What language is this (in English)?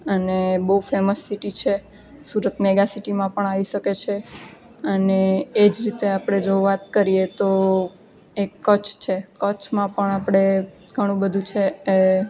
Gujarati